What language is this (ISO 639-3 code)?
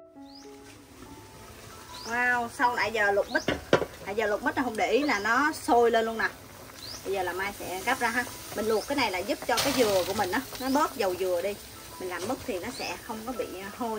vie